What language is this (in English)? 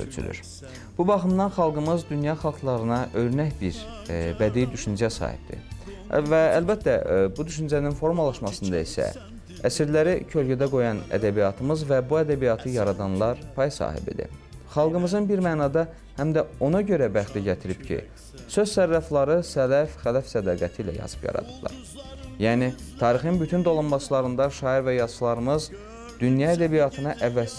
Turkish